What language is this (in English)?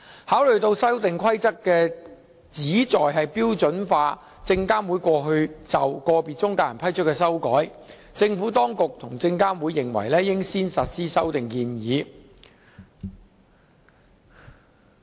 Cantonese